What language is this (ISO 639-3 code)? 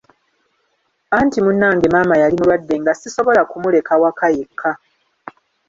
lug